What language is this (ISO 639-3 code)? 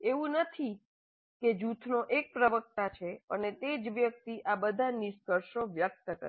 guj